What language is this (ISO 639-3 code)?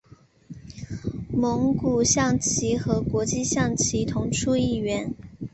zho